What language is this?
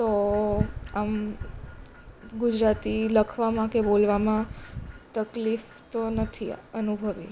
Gujarati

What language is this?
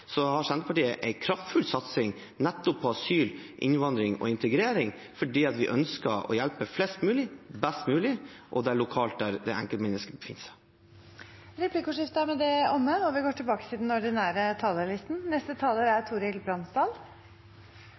Norwegian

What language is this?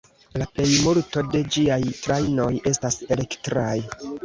Esperanto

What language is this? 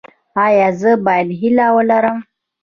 Pashto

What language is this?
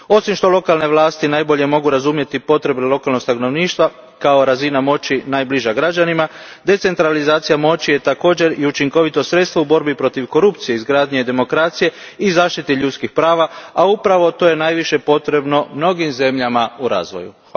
Croatian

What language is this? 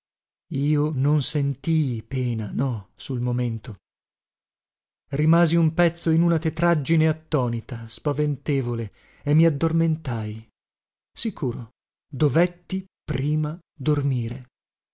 Italian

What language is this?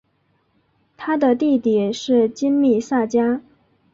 Chinese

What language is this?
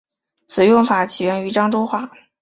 Chinese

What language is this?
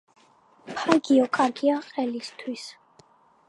Georgian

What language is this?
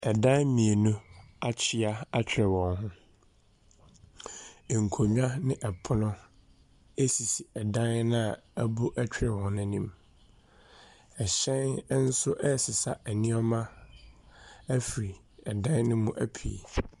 Akan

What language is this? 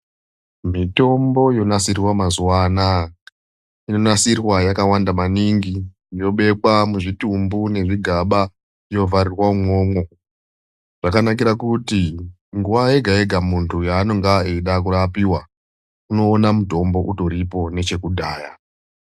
Ndau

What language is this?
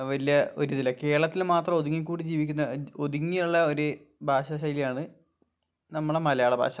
Malayalam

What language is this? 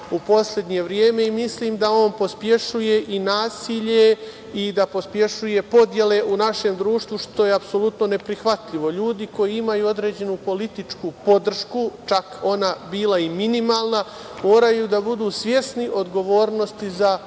Serbian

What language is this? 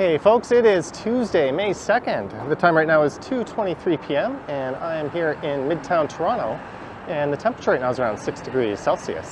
English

